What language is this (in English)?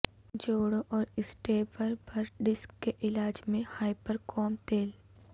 Urdu